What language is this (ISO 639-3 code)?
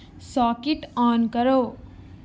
urd